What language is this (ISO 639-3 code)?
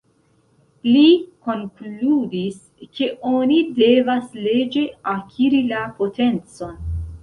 epo